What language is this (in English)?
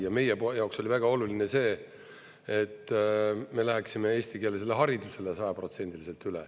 Estonian